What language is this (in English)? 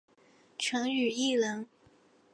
Chinese